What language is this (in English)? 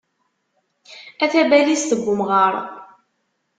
Kabyle